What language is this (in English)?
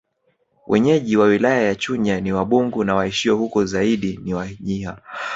Swahili